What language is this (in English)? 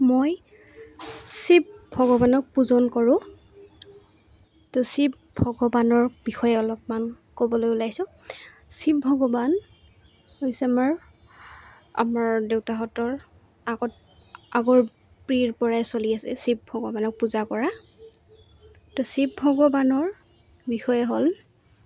Assamese